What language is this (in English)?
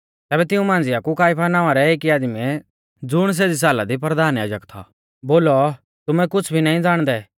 Mahasu Pahari